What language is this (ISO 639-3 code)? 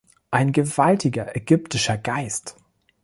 deu